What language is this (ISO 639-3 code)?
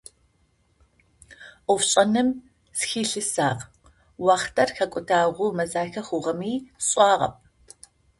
ady